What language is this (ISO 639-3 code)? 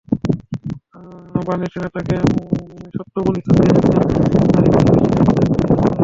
ben